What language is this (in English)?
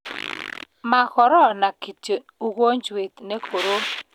Kalenjin